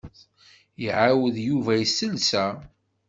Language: Kabyle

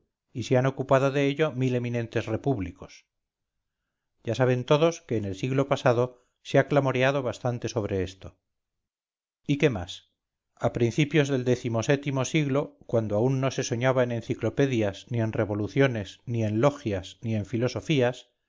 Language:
Spanish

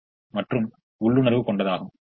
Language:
Tamil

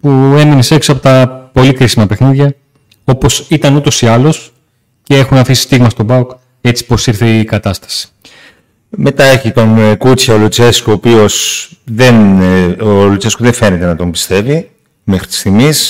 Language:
Greek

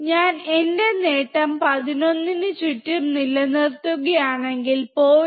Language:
Malayalam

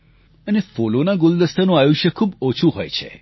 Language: Gujarati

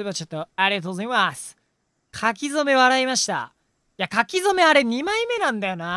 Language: Japanese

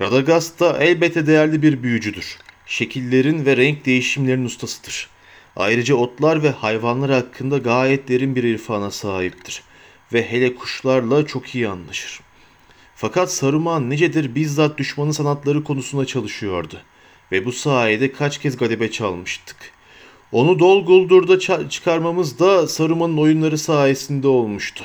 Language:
Turkish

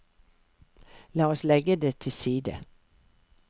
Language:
Norwegian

